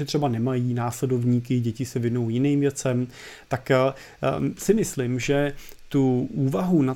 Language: Czech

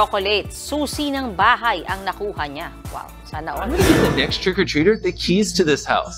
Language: Filipino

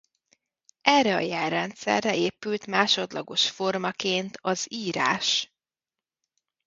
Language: Hungarian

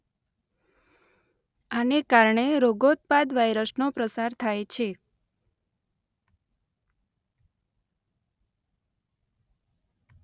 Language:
Gujarati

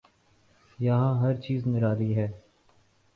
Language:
Urdu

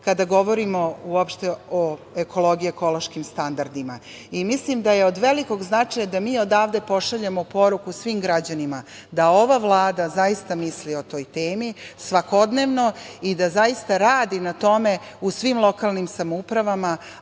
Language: Serbian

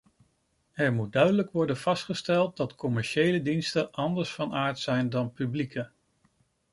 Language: Dutch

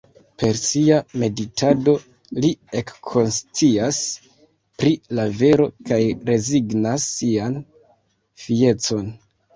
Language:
Esperanto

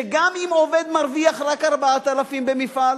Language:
Hebrew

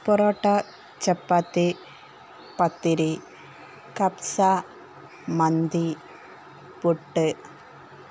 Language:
Malayalam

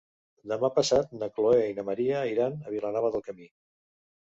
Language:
Catalan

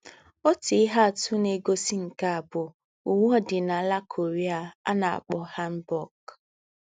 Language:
Igbo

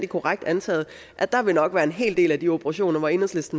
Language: Danish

